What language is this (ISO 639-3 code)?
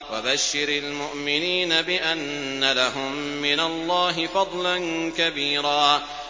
ara